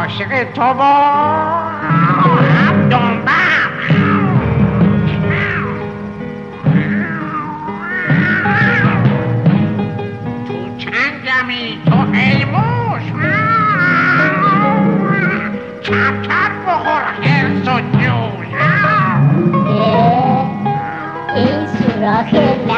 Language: Persian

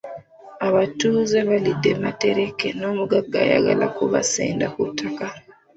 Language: Ganda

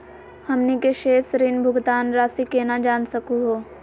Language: Magahi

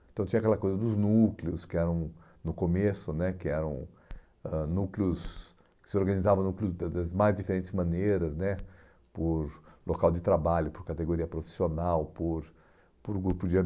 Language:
Portuguese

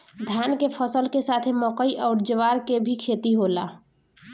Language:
Bhojpuri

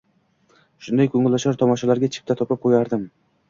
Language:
Uzbek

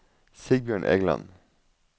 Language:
Norwegian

